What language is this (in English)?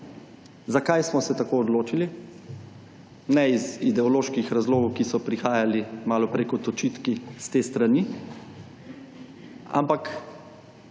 Slovenian